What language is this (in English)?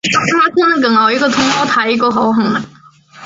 Chinese